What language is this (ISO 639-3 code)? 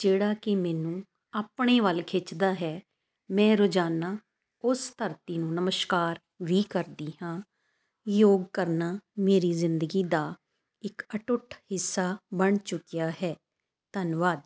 pan